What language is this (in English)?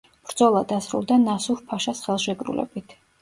Georgian